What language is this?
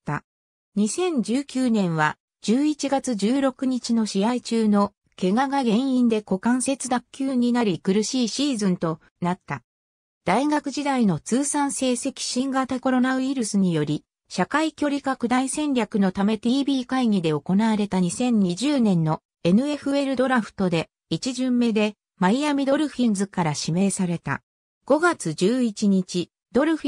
Japanese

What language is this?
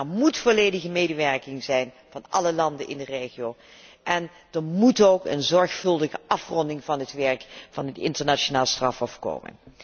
Dutch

